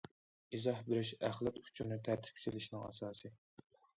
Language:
Uyghur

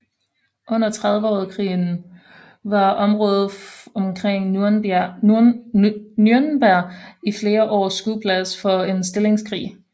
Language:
Danish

